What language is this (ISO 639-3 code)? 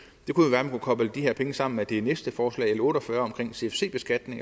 dan